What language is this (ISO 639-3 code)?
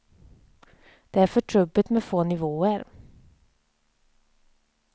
swe